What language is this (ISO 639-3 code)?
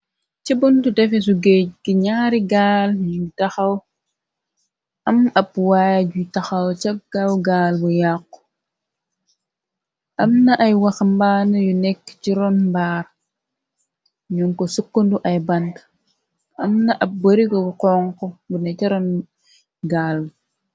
wol